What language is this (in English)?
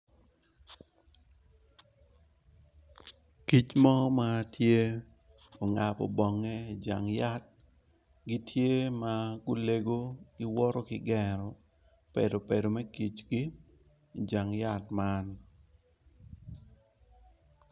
Acoli